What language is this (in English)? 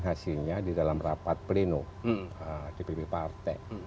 Indonesian